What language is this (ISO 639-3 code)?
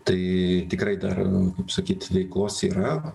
lit